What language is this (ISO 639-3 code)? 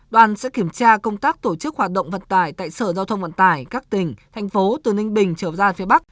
vie